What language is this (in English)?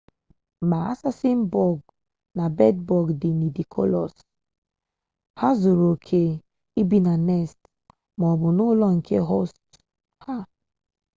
Igbo